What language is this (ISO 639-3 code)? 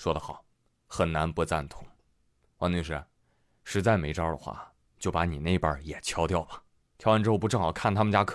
zho